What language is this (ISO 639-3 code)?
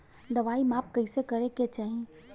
bho